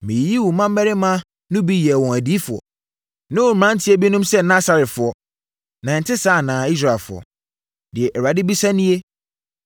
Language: Akan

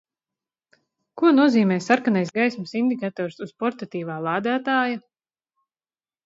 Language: Latvian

